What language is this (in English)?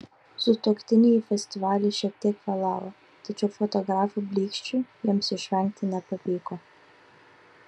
Lithuanian